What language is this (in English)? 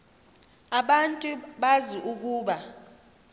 Xhosa